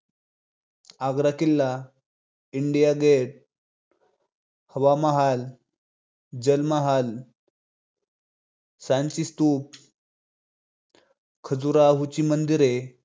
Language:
Marathi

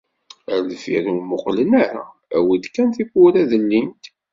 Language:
Kabyle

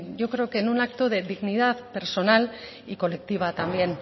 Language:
Spanish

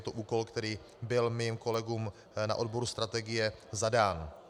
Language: Czech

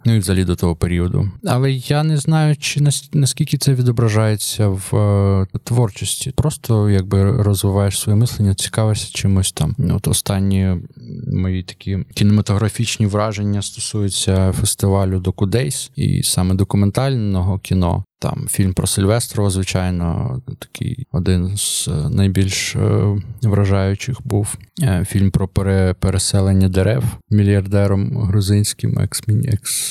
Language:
Ukrainian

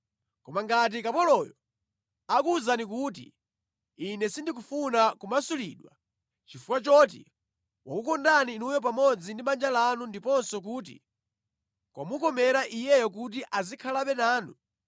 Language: Nyanja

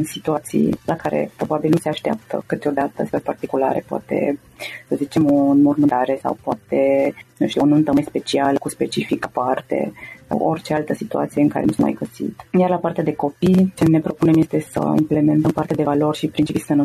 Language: Romanian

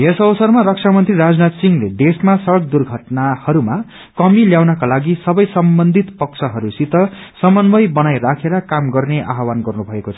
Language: Nepali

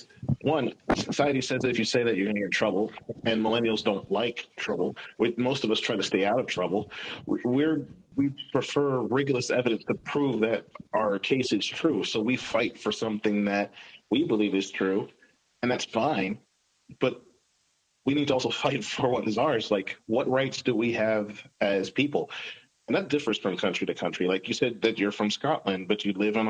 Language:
English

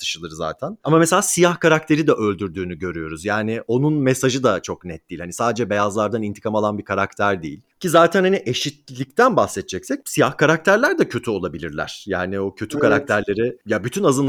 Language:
Turkish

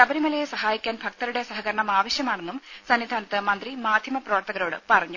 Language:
Malayalam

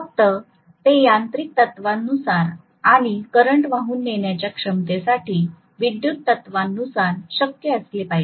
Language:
Marathi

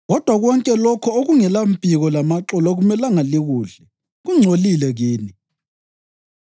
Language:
North Ndebele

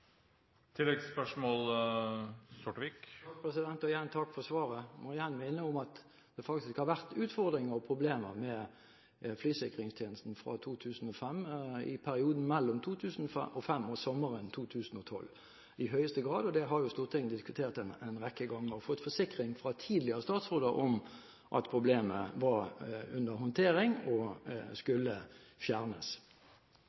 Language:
Norwegian Bokmål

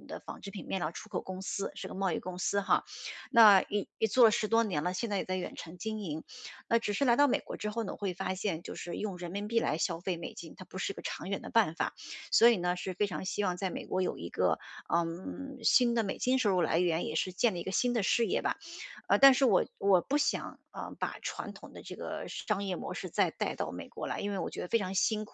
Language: Chinese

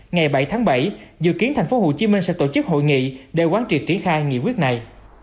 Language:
Vietnamese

